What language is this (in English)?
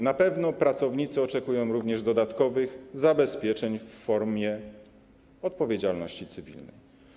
Polish